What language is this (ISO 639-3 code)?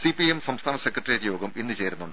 mal